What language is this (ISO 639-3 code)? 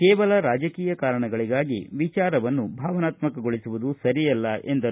kan